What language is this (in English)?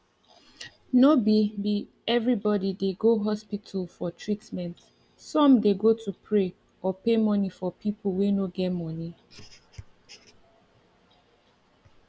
Nigerian Pidgin